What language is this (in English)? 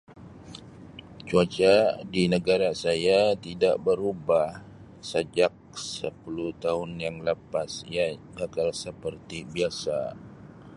Sabah Malay